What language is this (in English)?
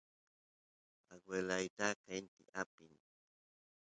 Santiago del Estero Quichua